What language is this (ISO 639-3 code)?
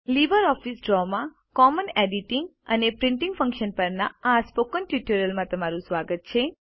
guj